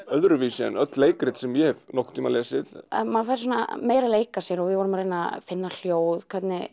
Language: Icelandic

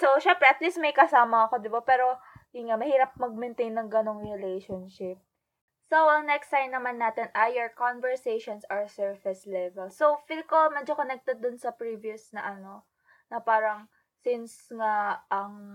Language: Filipino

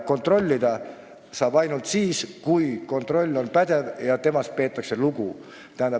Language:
Estonian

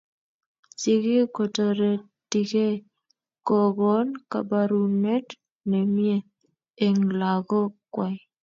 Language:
Kalenjin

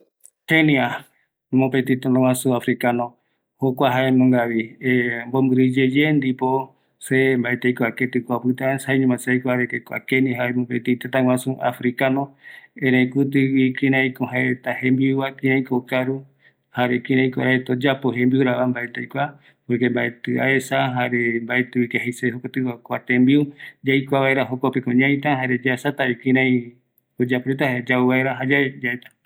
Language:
Eastern Bolivian Guaraní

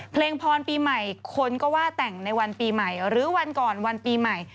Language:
Thai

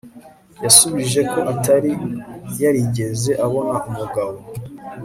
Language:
Kinyarwanda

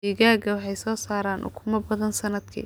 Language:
Somali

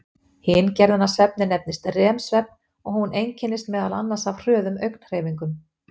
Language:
Icelandic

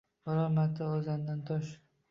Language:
Uzbek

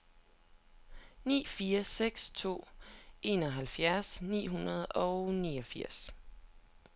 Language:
Danish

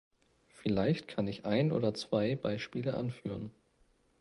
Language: German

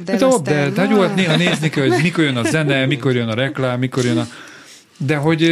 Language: Hungarian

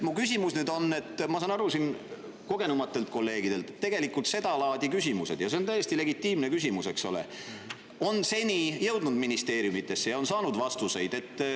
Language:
Estonian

